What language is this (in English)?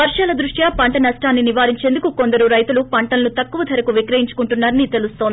Telugu